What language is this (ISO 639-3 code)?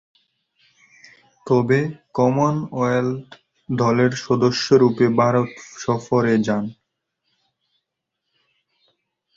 ben